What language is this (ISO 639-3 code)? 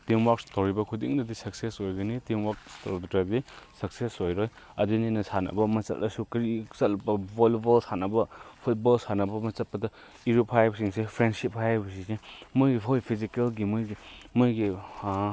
mni